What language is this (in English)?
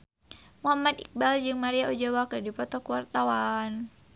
Sundanese